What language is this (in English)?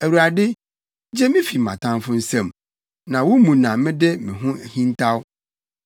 Akan